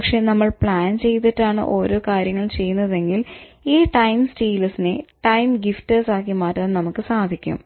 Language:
Malayalam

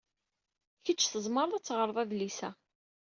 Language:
Kabyle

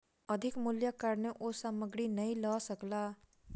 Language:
Maithili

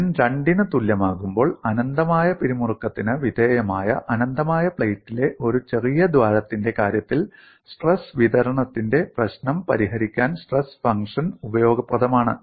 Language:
Malayalam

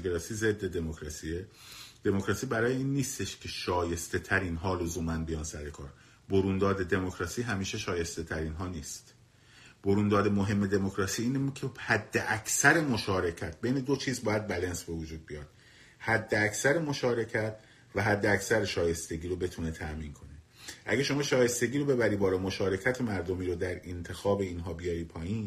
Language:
Persian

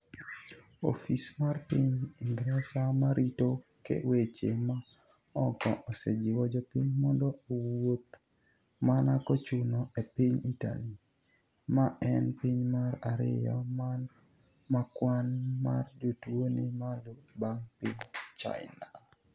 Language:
Luo (Kenya and Tanzania)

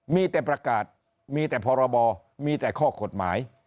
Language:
Thai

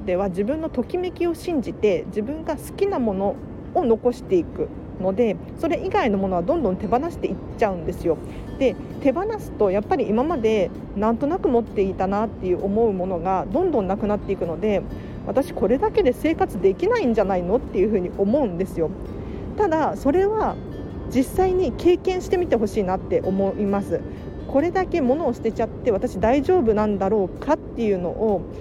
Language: Japanese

